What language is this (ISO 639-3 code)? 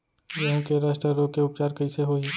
hne